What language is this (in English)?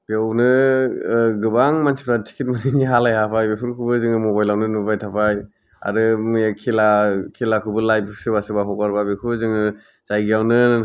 Bodo